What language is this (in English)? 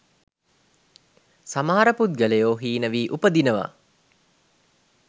Sinhala